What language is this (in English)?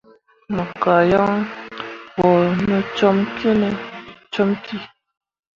Mundang